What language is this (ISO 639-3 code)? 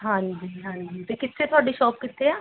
pan